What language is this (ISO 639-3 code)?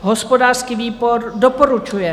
ces